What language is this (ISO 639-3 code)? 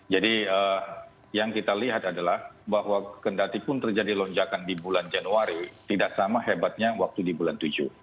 ind